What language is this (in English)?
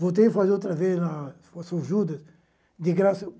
Portuguese